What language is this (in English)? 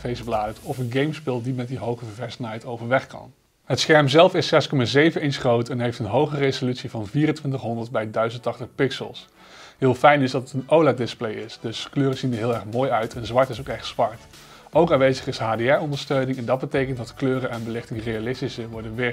Dutch